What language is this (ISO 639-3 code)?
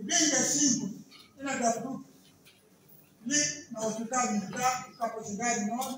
por